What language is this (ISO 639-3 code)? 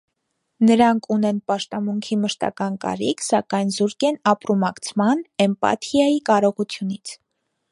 hye